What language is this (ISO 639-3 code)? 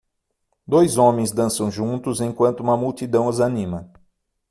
por